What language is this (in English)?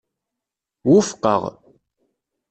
Kabyle